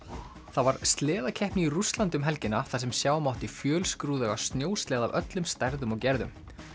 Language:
Icelandic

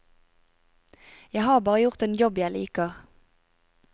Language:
Norwegian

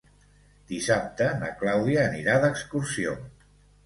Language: Catalan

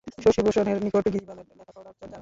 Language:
Bangla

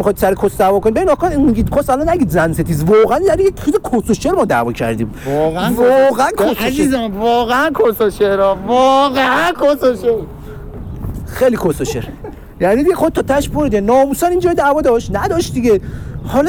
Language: Persian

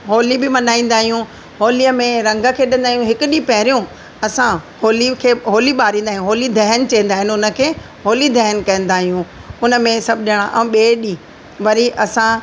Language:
Sindhi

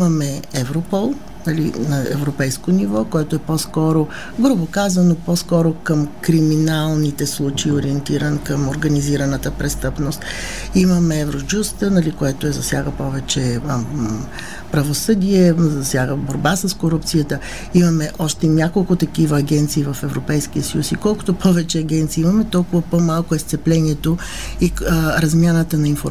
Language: Bulgarian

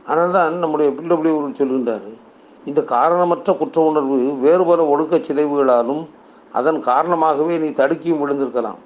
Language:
Tamil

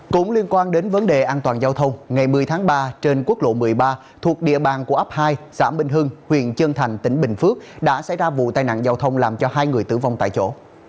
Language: Vietnamese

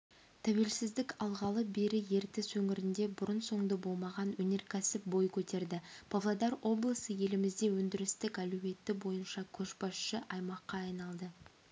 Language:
Kazakh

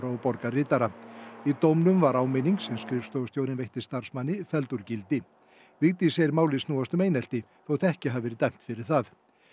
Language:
Icelandic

